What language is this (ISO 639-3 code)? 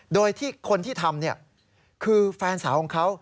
tha